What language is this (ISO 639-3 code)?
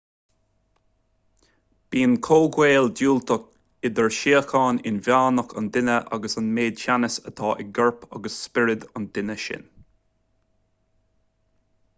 gle